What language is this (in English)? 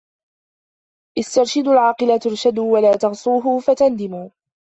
Arabic